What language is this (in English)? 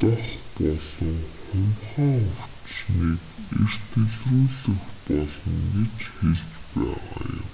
Mongolian